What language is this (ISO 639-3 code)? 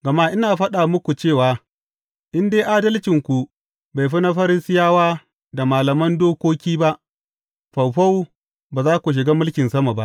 hau